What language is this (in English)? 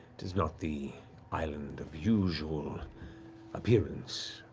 English